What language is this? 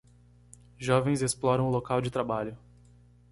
Portuguese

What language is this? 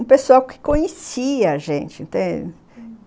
Portuguese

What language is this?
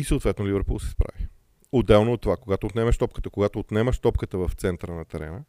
Bulgarian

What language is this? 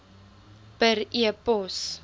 Afrikaans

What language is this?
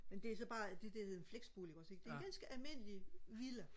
Danish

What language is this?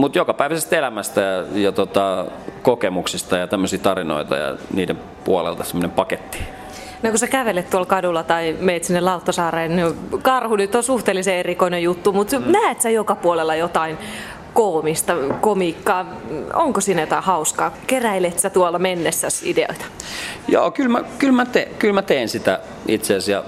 Finnish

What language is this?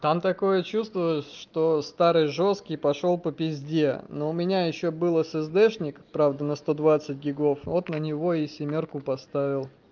Russian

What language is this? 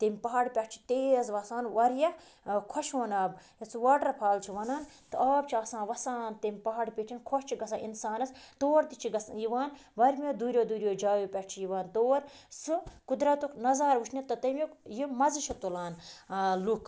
Kashmiri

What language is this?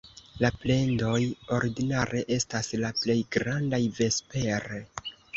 Esperanto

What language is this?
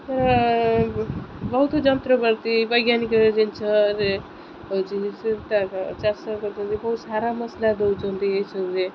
Odia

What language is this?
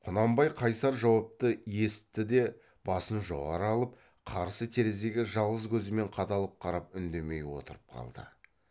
Kazakh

